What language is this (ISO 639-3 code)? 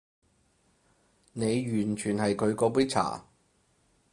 yue